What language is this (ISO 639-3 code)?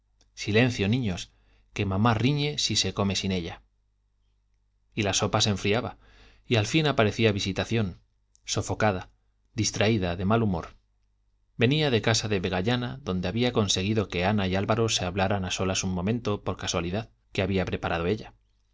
spa